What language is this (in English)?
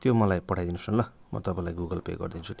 Nepali